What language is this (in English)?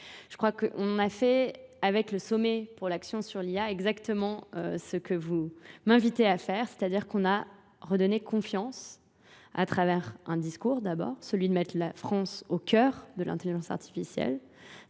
French